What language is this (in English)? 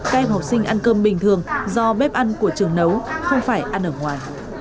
Vietnamese